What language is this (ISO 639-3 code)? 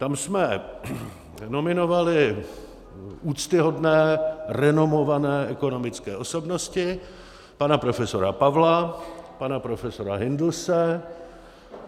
ces